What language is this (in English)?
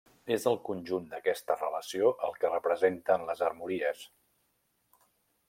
Catalan